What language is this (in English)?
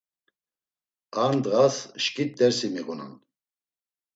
Laz